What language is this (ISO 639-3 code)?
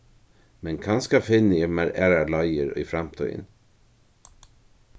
fao